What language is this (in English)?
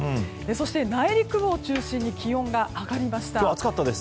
Japanese